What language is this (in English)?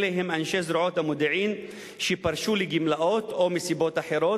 Hebrew